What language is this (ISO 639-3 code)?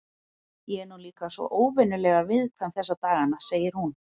isl